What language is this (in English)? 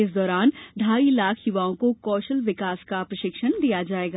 Hindi